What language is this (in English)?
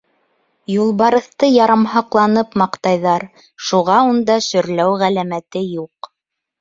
Bashkir